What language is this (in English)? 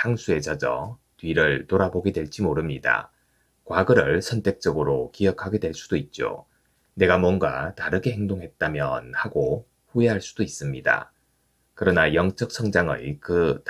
Korean